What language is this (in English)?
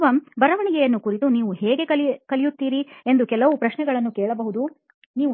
Kannada